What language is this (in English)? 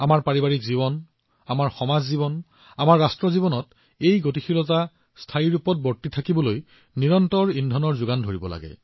Assamese